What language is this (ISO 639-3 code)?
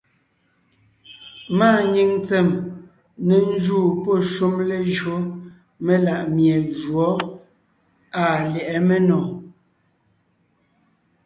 nnh